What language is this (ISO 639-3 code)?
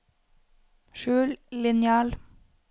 nor